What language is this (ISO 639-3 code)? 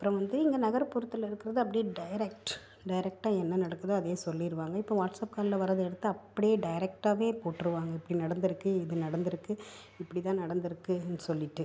tam